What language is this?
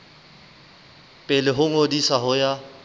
Southern Sotho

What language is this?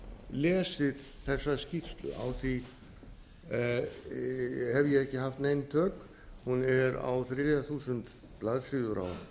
Icelandic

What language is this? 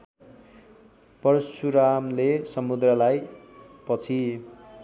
Nepali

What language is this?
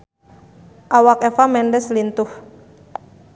Sundanese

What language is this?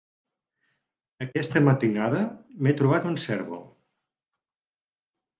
Catalan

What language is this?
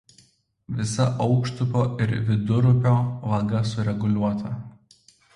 Lithuanian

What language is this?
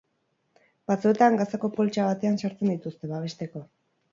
Basque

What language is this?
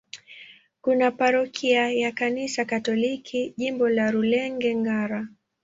Swahili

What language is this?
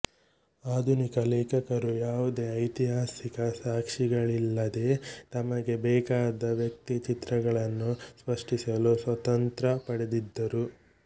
Kannada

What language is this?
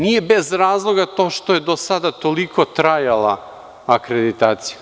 Serbian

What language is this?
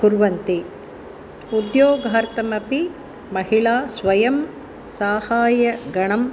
Sanskrit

